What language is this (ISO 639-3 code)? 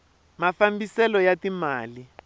tso